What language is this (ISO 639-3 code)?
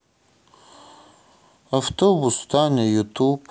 rus